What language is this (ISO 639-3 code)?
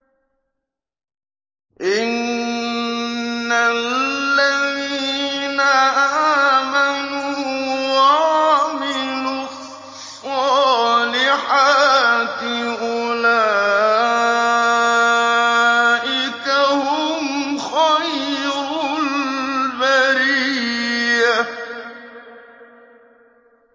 ara